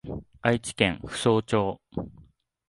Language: Japanese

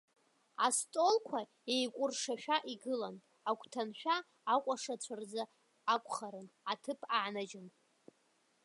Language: Abkhazian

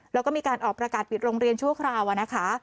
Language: Thai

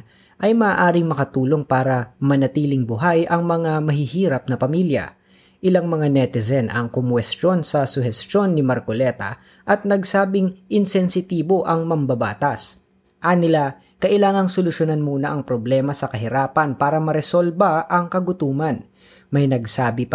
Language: Filipino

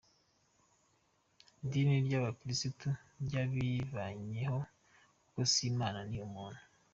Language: Kinyarwanda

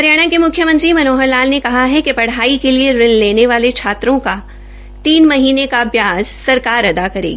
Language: Hindi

